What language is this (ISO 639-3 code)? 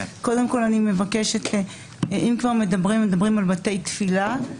heb